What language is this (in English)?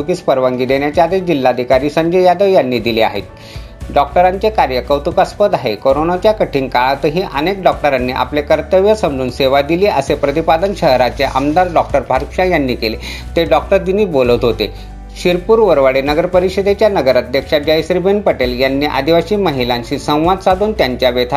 Marathi